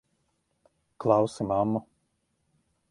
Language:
Latvian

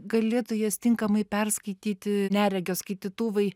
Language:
Lithuanian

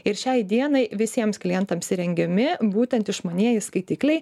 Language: Lithuanian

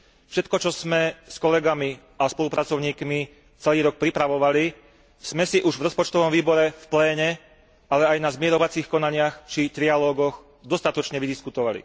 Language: Slovak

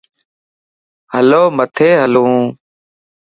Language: Lasi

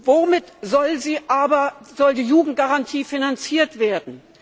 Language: German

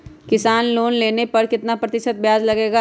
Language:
Magahi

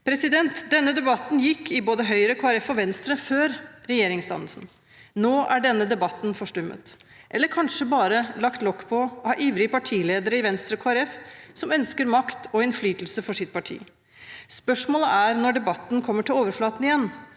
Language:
Norwegian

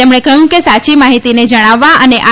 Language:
Gujarati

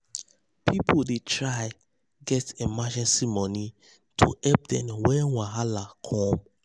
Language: Nigerian Pidgin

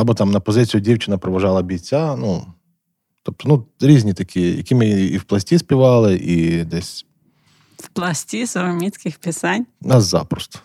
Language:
Ukrainian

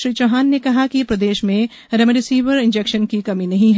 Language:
Hindi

